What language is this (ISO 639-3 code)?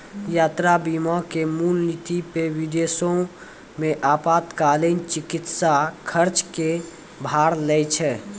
mai